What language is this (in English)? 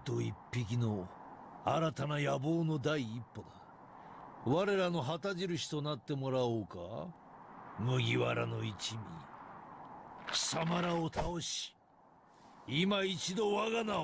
Japanese